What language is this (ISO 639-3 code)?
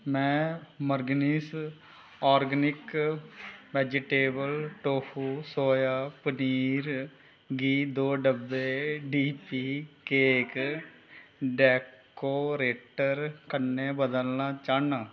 doi